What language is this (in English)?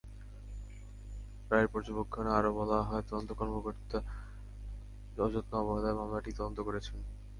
Bangla